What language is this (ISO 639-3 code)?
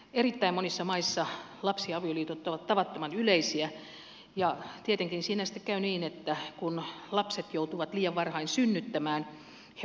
fin